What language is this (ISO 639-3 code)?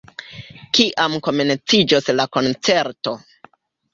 epo